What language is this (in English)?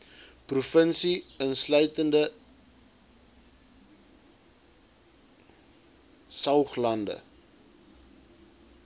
Afrikaans